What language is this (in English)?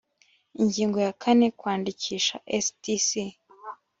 Kinyarwanda